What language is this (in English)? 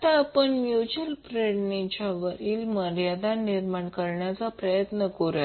Marathi